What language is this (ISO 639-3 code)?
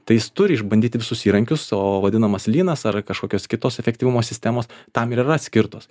lit